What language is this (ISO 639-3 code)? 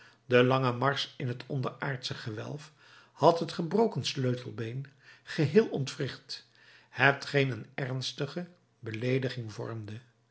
nld